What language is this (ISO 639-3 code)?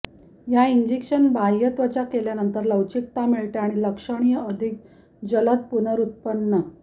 mar